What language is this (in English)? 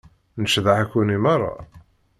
Kabyle